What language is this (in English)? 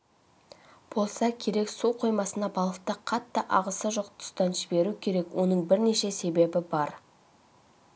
Kazakh